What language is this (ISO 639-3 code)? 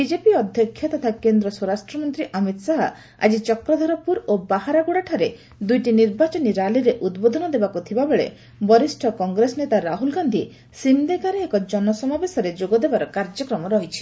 ori